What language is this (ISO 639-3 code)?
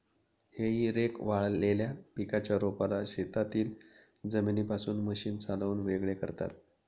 mar